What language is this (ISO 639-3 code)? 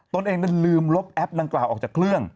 tha